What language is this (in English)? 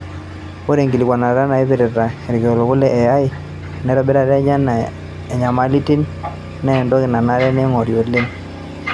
Masai